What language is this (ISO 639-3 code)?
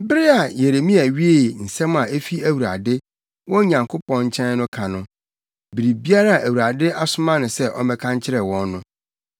aka